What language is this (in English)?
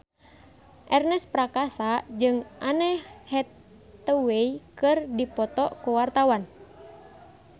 Sundanese